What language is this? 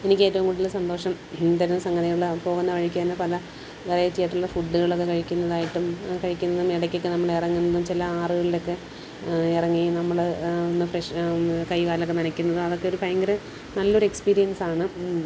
Malayalam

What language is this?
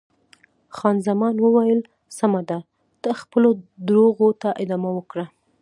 Pashto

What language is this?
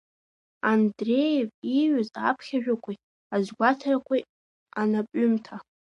Abkhazian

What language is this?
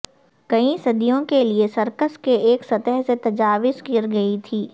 Urdu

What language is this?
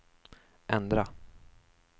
Swedish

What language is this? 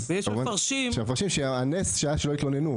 Hebrew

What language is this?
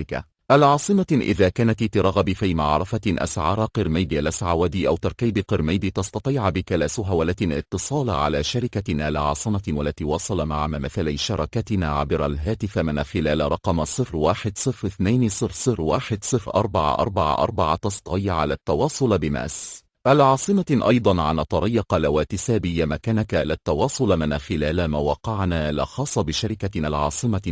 Arabic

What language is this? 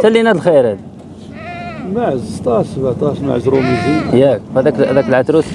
Arabic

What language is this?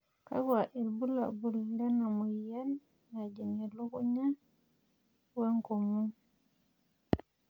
Masai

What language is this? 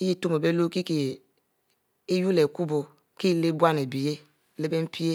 Mbe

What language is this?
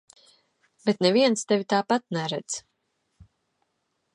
Latvian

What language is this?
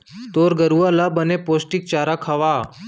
Chhattisgarhi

